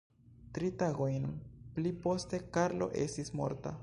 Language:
Esperanto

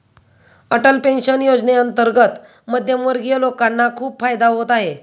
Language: Marathi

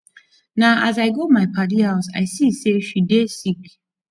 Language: Nigerian Pidgin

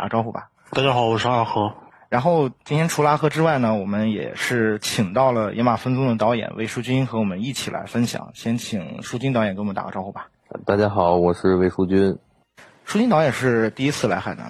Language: Chinese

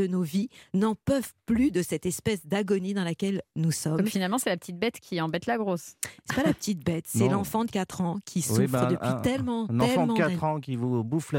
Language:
French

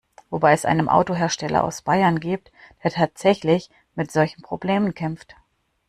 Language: German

